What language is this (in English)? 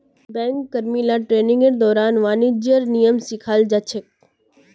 Magahi